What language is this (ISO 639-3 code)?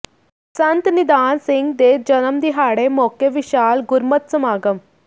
pan